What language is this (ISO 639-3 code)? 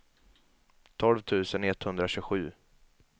swe